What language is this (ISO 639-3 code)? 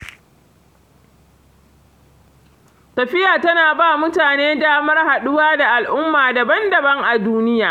hau